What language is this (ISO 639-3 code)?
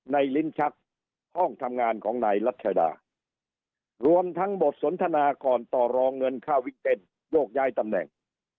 tha